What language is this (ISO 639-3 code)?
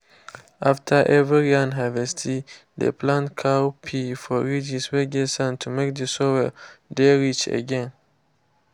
pcm